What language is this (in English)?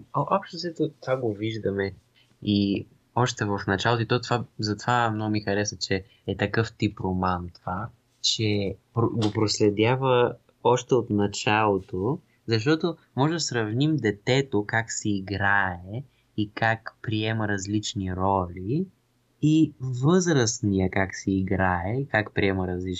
Bulgarian